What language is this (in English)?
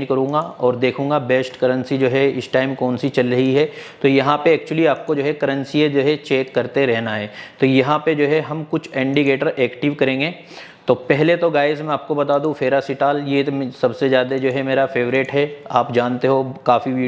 Hindi